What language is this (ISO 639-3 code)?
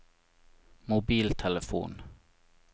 nor